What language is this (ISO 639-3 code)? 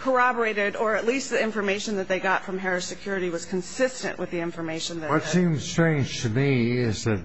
eng